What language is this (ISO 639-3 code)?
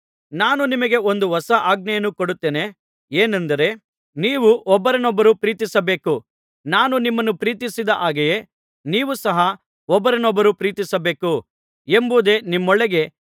kan